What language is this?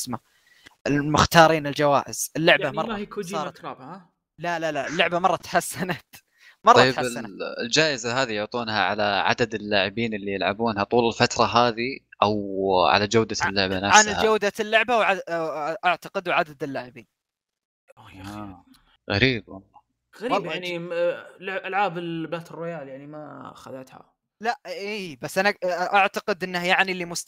Arabic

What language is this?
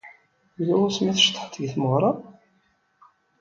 Kabyle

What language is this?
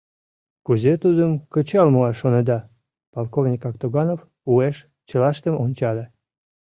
Mari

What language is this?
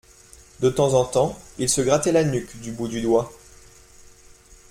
French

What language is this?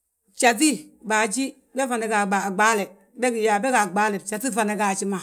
Balanta-Ganja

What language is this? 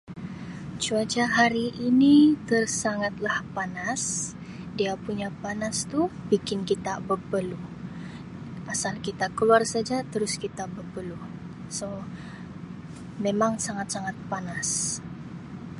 Sabah Malay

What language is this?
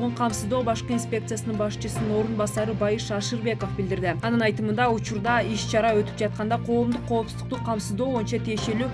Turkish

